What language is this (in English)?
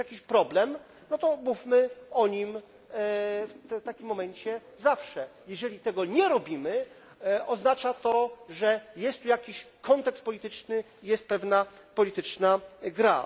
Polish